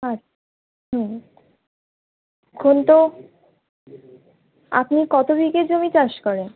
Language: Bangla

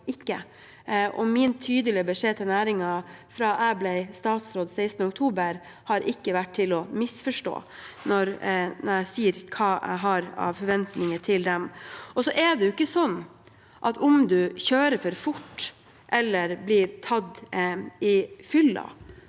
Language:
Norwegian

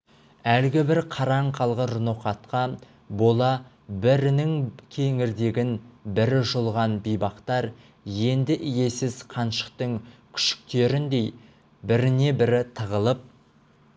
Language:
Kazakh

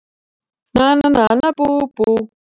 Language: Icelandic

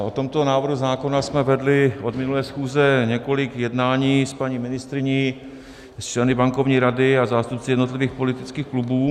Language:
Czech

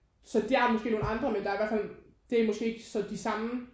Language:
Danish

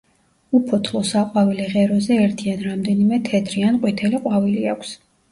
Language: Georgian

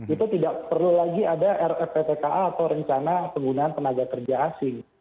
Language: Indonesian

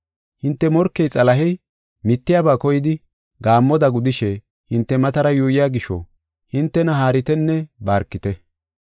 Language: Gofa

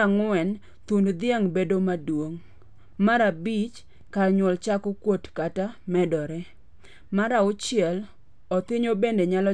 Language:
Luo (Kenya and Tanzania)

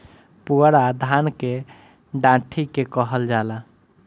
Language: Bhojpuri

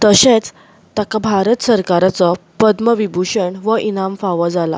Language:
Konkani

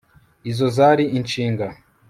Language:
Kinyarwanda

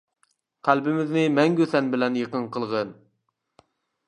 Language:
Uyghur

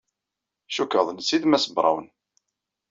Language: Kabyle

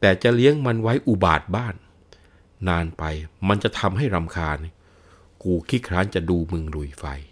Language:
Thai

